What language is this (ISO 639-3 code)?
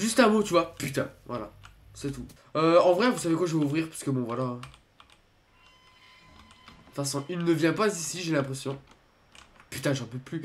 fra